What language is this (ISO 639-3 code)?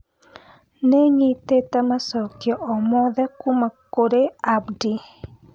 kik